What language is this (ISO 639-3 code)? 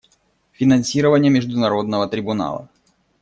rus